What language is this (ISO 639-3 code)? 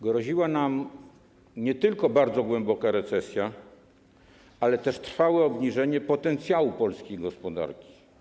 pol